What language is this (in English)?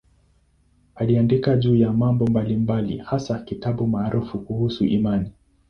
Swahili